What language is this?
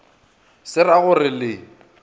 Northern Sotho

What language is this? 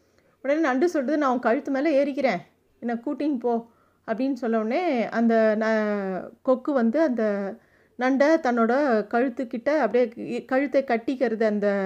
Tamil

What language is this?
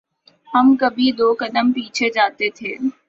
Urdu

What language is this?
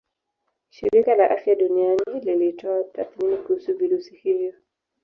Swahili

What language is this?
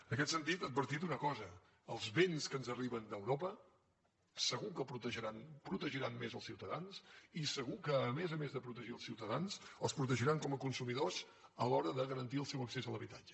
Catalan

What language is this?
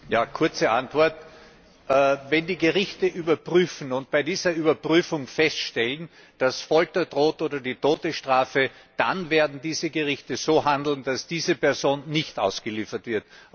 German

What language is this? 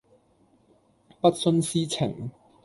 Cantonese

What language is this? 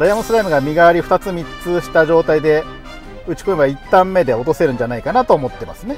Japanese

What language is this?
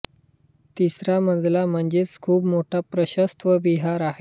Marathi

